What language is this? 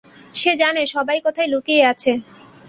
Bangla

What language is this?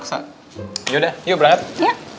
Indonesian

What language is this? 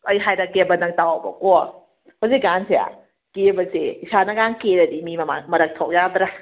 Manipuri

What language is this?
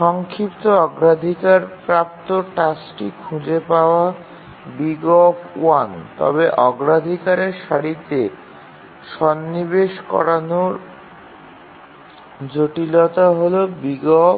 Bangla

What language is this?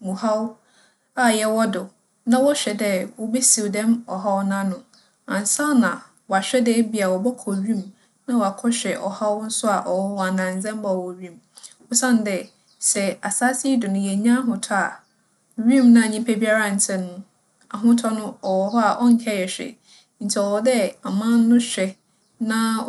Akan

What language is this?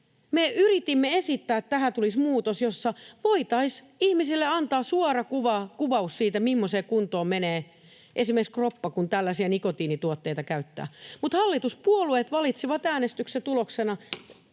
Finnish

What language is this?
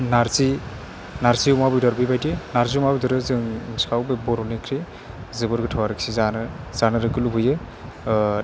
Bodo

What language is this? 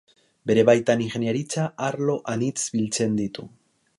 Basque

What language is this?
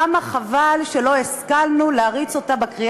Hebrew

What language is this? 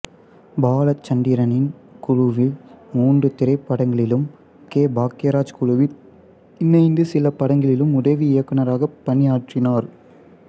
Tamil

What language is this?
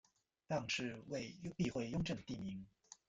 Chinese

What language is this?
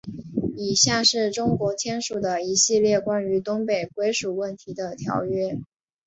Chinese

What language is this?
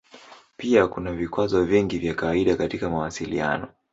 Swahili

